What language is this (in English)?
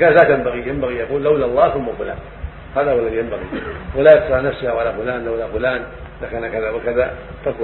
Arabic